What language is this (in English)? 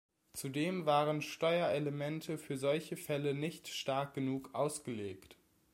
German